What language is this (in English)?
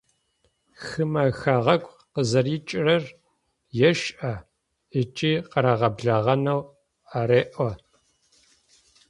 Adyghe